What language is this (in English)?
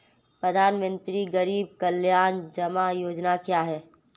Hindi